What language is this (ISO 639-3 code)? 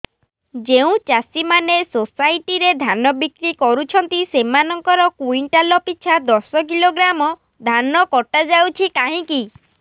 ori